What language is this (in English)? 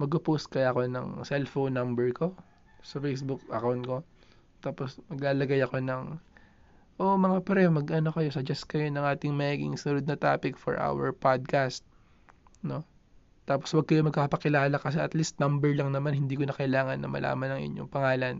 Filipino